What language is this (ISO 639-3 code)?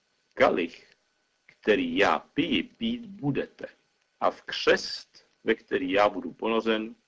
ces